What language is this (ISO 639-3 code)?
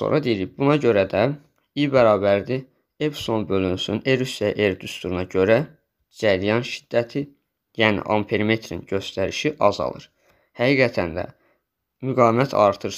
tur